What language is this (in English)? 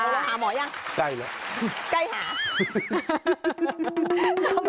Thai